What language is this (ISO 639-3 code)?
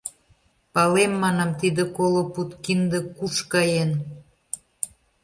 chm